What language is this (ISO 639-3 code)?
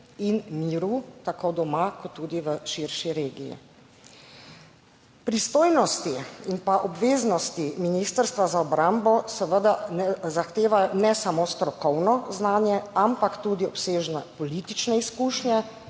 slv